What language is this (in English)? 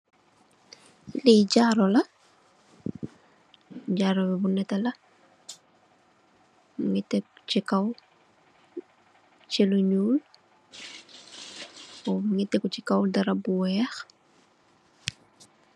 Wolof